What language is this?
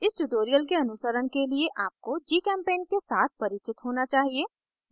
Hindi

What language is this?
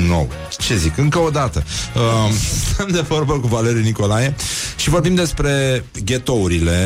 Romanian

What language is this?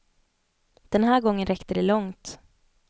Swedish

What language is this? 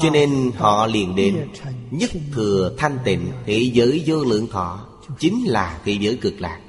Vietnamese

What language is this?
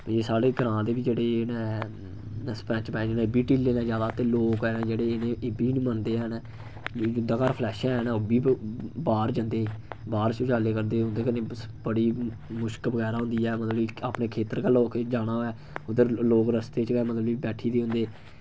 Dogri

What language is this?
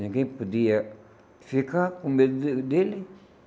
Portuguese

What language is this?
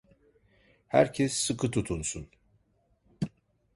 Turkish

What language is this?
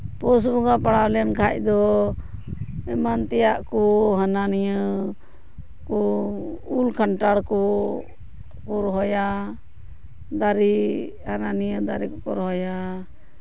Santali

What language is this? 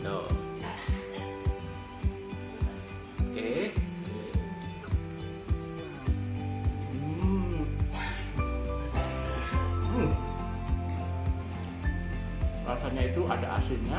Indonesian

